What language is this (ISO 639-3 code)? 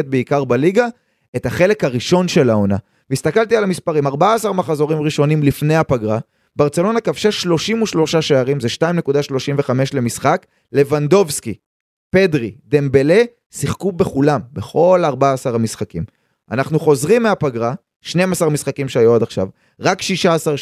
heb